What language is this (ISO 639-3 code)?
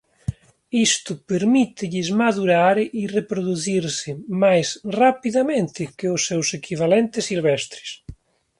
glg